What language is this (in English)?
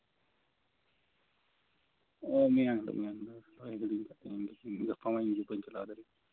Santali